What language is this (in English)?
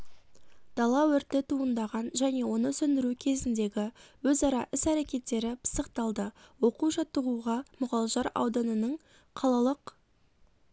Kazakh